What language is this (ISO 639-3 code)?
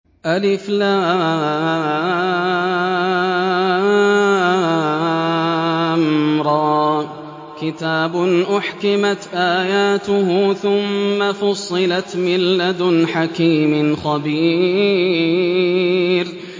ara